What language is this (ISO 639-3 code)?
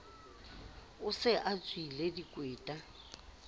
sot